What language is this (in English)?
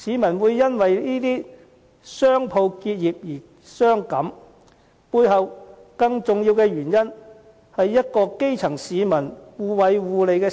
Cantonese